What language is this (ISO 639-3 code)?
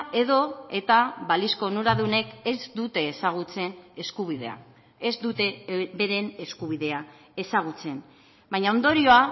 eus